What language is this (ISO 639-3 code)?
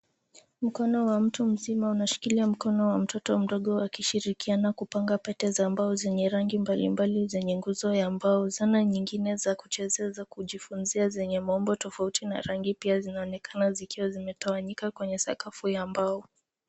swa